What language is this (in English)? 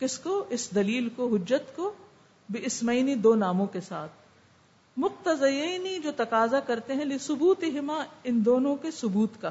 Urdu